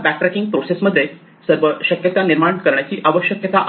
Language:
Marathi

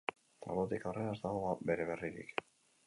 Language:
Basque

